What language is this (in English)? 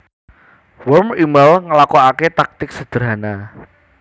Javanese